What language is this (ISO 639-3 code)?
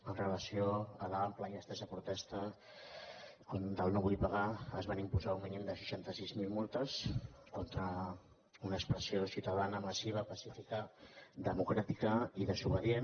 cat